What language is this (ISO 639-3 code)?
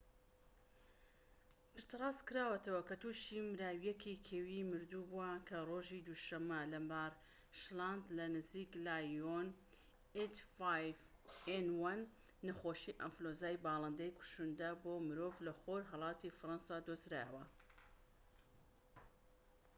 ckb